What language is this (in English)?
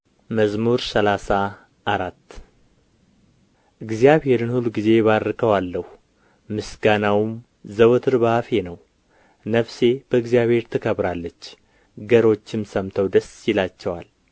Amharic